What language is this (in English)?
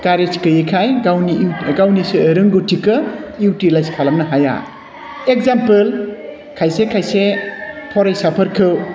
Bodo